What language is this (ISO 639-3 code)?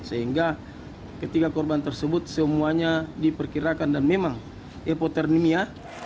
ind